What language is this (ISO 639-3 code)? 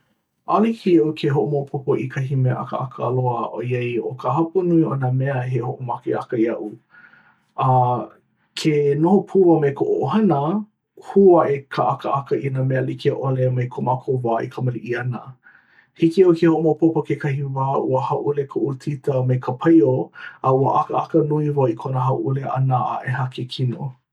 haw